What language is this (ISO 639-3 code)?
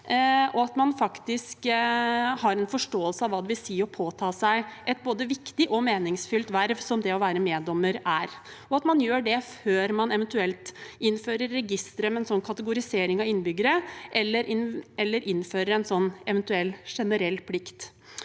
nor